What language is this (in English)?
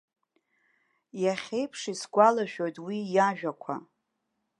Abkhazian